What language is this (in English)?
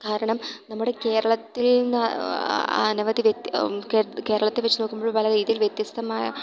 Malayalam